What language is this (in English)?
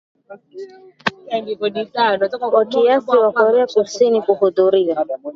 Swahili